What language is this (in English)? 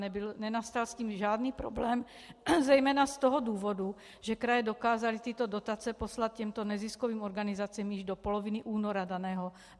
Czech